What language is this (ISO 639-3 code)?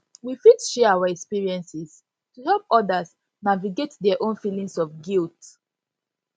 pcm